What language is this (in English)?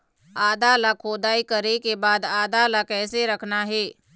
Chhattisgarhi